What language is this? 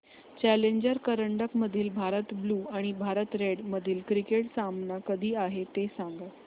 Marathi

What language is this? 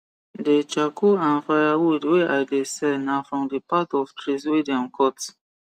Nigerian Pidgin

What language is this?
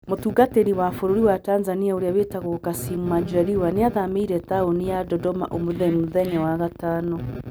Kikuyu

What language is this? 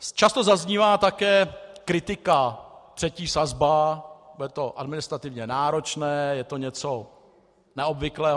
Czech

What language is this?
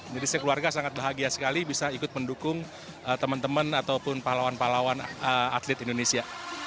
Indonesian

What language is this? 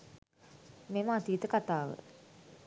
Sinhala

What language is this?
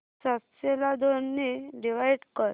Marathi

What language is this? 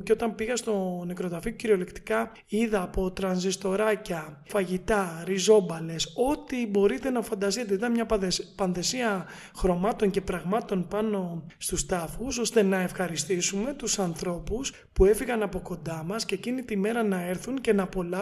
Greek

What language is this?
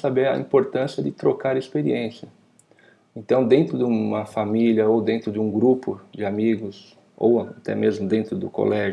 Portuguese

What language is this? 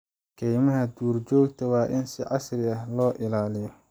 Somali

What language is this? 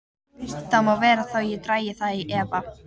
Icelandic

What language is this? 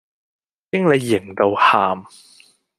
Cantonese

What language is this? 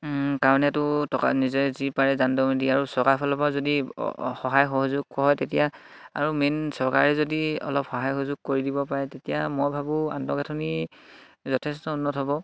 Assamese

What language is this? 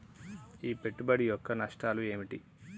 Telugu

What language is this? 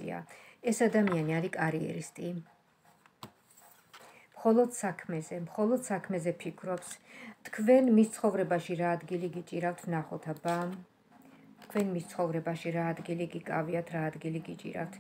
Romanian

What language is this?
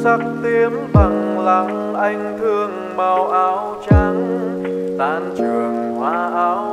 Vietnamese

